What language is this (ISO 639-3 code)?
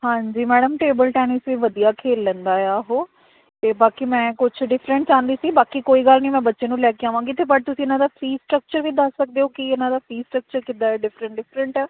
pan